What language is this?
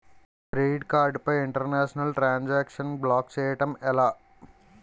Telugu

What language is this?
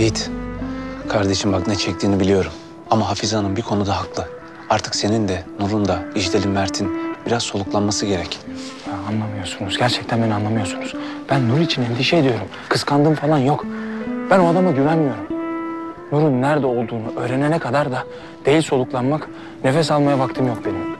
Turkish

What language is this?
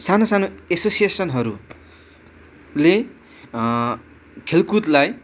Nepali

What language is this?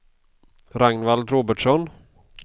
Swedish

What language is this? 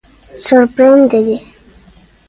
Galician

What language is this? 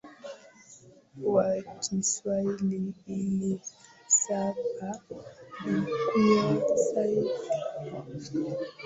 Swahili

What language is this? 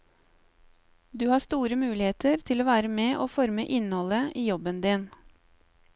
Norwegian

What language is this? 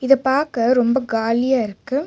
Tamil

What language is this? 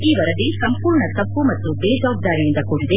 Kannada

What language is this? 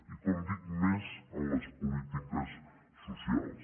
Catalan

